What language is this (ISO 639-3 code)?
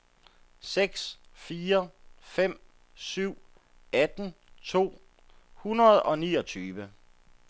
dan